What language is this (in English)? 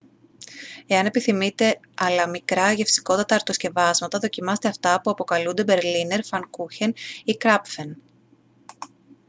Greek